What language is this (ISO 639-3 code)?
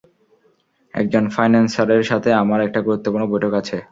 ben